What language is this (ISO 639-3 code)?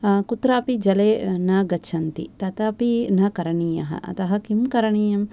san